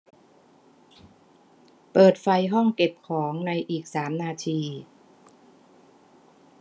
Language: Thai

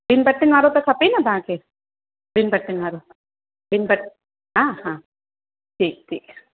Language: Sindhi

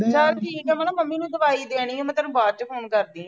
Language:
Punjabi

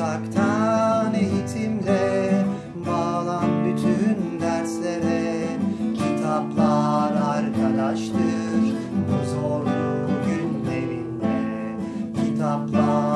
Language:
Turkish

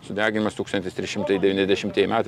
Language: Lithuanian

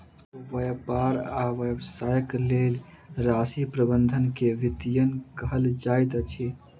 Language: Maithili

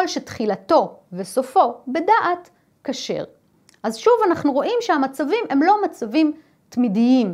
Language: Hebrew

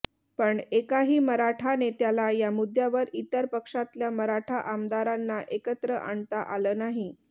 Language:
Marathi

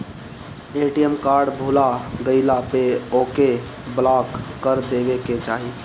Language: Bhojpuri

